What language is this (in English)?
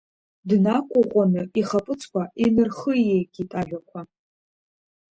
Abkhazian